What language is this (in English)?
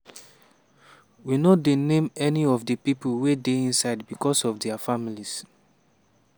Nigerian Pidgin